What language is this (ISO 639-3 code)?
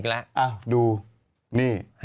tha